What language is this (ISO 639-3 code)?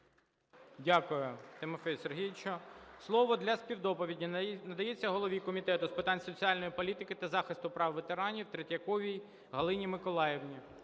ukr